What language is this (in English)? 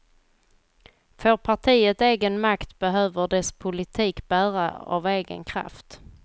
Swedish